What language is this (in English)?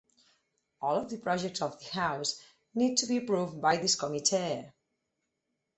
English